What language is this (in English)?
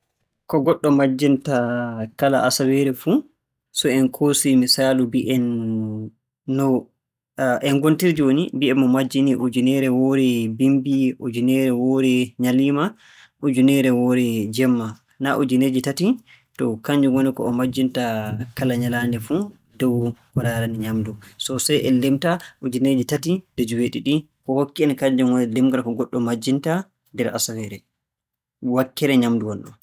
Borgu Fulfulde